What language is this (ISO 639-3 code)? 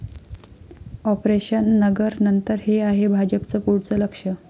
mar